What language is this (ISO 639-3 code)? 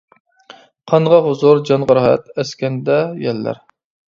uig